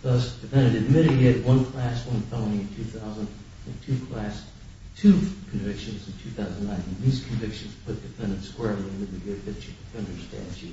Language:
English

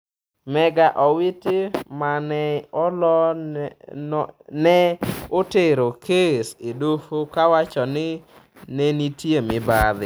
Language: Luo (Kenya and Tanzania)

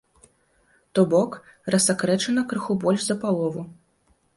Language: Belarusian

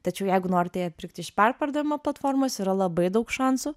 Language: Lithuanian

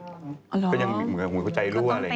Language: Thai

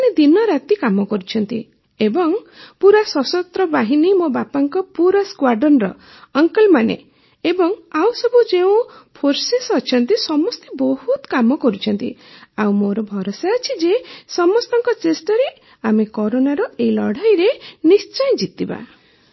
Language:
Odia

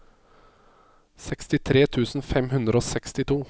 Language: Norwegian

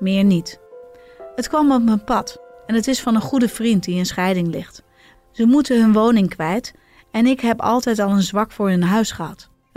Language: Dutch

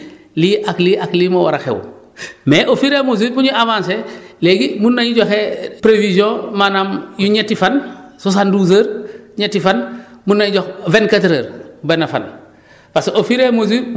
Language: Wolof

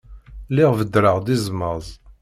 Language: Kabyle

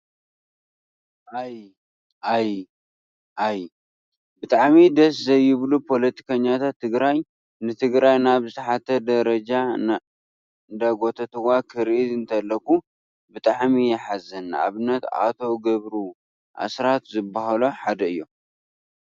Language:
Tigrinya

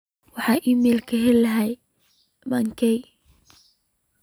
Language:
Somali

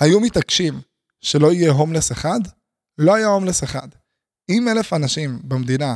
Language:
Hebrew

